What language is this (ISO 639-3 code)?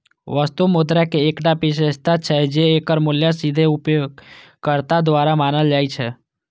mai